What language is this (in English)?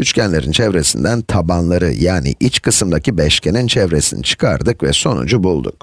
Turkish